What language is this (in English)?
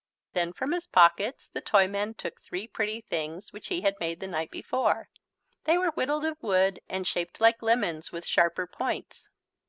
English